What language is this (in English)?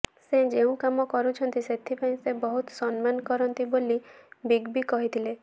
Odia